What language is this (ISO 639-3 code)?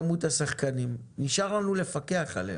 heb